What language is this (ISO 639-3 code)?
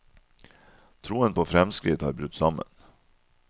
nor